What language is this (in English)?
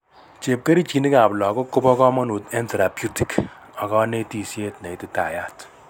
Kalenjin